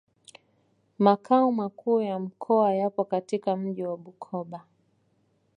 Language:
Swahili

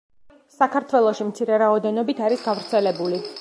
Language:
Georgian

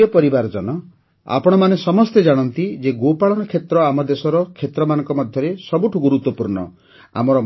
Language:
Odia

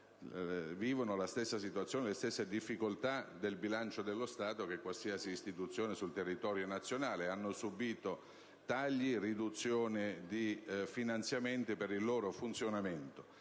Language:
Italian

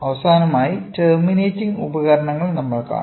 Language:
Malayalam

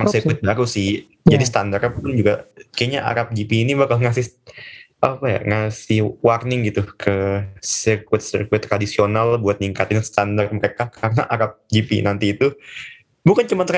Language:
Indonesian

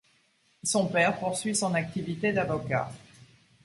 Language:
French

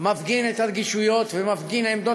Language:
Hebrew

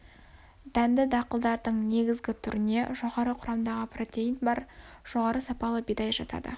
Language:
Kazakh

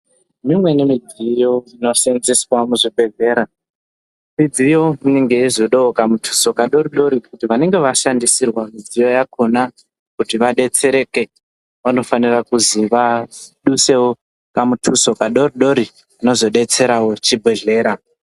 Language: Ndau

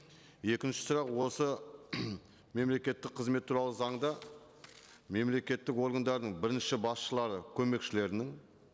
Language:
Kazakh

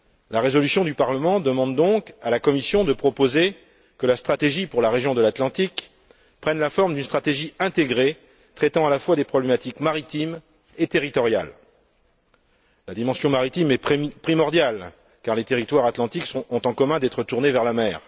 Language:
French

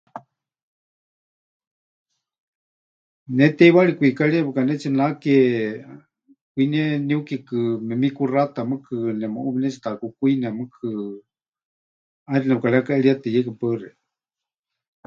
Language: Huichol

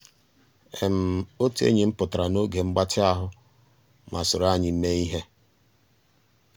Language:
Igbo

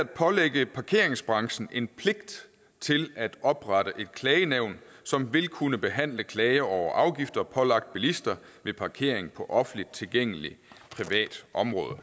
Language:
Danish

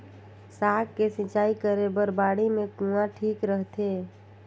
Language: Chhattisgarhi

